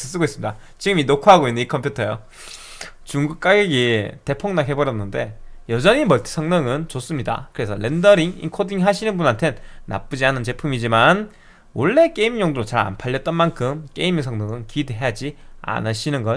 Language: Korean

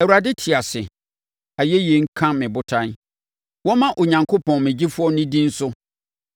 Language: Akan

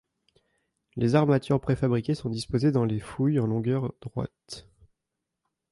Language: French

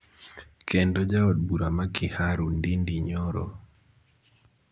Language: Luo (Kenya and Tanzania)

